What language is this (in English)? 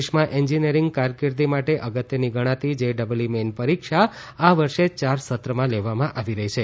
Gujarati